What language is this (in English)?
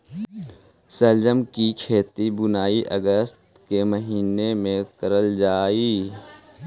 Magahi